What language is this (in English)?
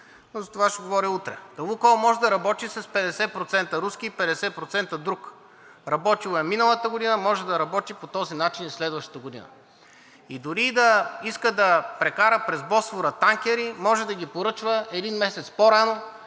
Bulgarian